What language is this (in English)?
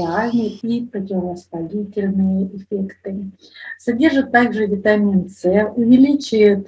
Russian